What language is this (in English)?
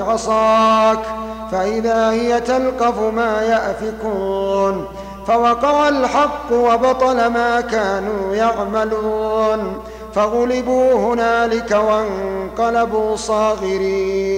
Arabic